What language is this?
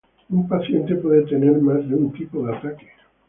Spanish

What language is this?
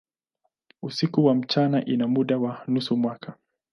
Swahili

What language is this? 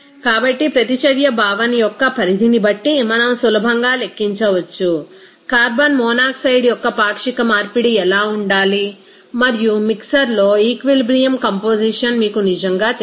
Telugu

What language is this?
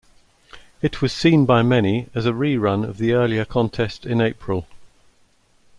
English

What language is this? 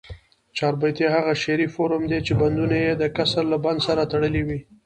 Pashto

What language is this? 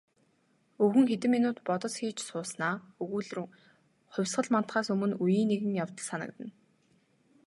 Mongolian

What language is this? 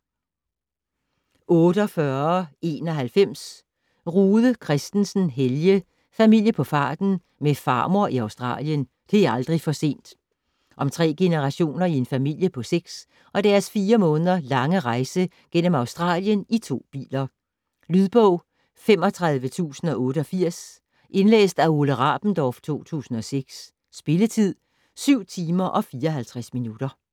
Danish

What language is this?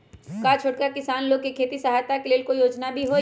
Magahi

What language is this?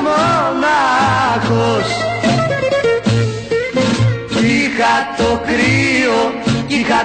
Greek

